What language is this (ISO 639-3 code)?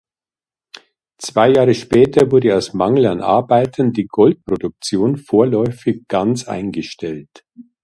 deu